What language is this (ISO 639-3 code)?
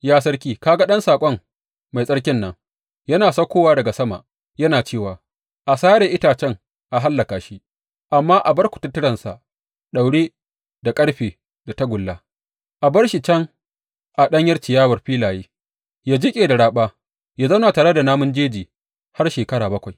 hau